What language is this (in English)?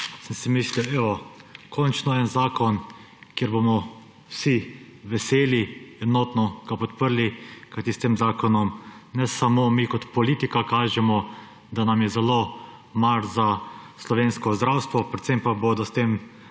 Slovenian